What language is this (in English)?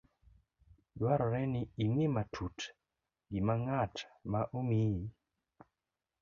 Luo (Kenya and Tanzania)